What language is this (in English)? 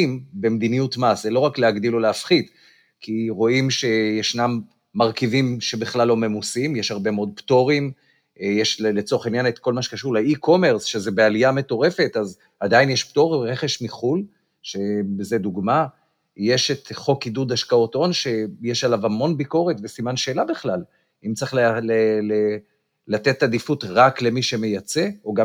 Hebrew